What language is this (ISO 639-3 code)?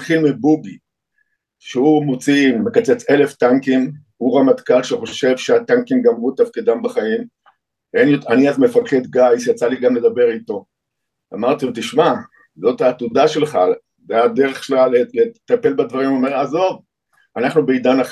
heb